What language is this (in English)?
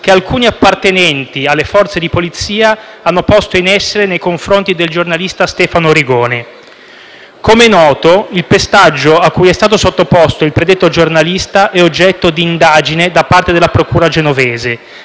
Italian